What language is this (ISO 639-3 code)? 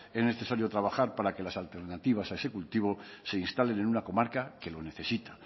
spa